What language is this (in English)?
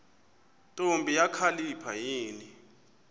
Xhosa